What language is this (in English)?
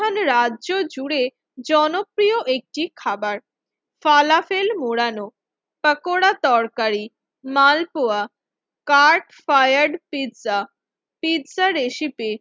Bangla